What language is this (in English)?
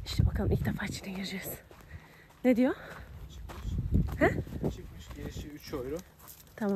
Turkish